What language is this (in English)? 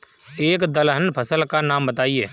Hindi